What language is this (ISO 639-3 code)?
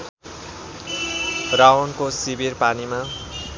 nep